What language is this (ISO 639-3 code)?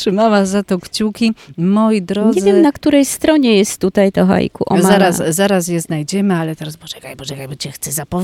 pol